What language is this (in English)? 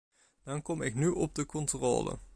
Dutch